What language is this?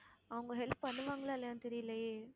Tamil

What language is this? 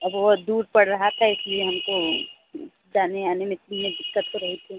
Hindi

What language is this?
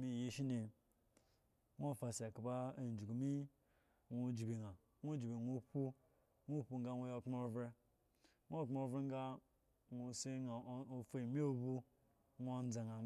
Eggon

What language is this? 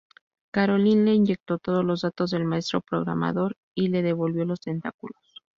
Spanish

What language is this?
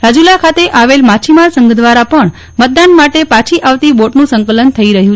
Gujarati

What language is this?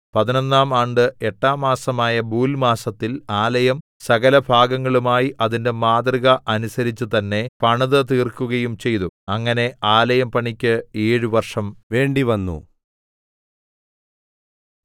Malayalam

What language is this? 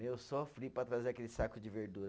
Portuguese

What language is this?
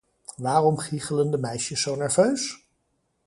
Dutch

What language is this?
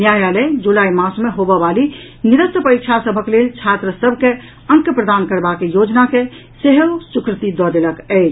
Maithili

